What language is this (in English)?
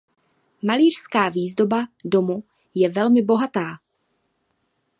Czech